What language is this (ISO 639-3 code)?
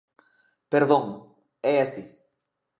glg